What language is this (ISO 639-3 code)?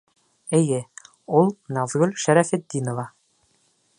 bak